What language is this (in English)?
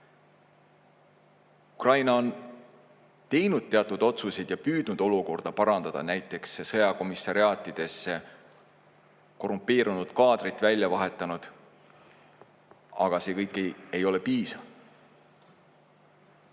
Estonian